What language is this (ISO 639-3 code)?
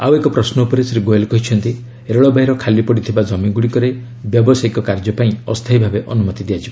ori